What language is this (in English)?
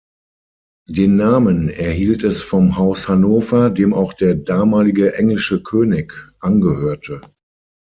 German